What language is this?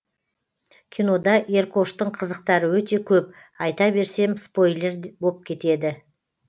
Kazakh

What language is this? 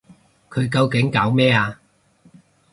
Cantonese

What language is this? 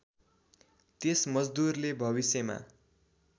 Nepali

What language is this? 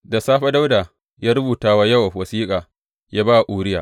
Hausa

